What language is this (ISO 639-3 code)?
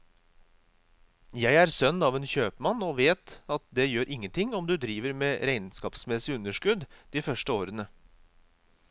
nor